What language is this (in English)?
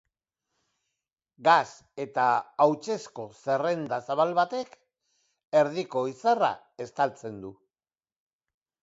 Basque